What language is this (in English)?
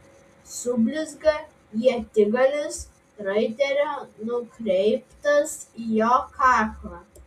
Lithuanian